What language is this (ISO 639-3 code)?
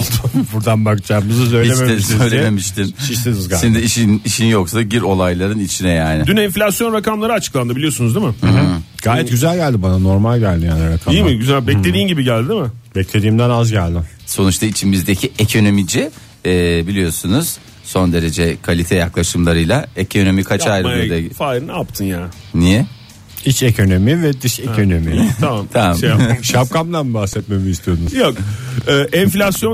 tur